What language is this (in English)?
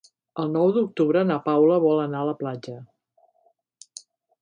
Catalan